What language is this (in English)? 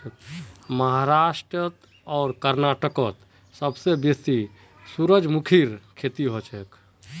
Magahi